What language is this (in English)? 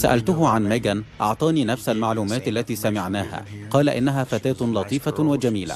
Arabic